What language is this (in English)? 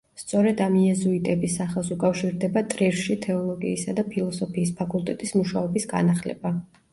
Georgian